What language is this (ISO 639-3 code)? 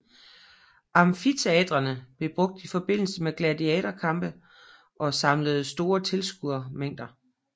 dan